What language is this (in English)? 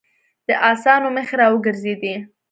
Pashto